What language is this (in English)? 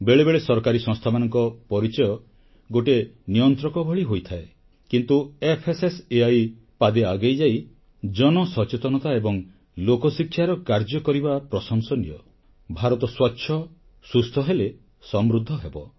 Odia